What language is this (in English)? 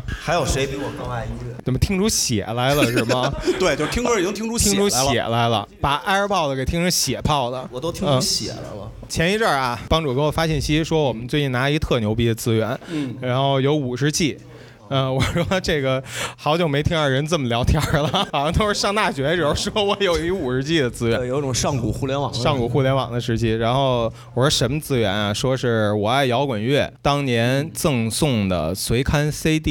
Chinese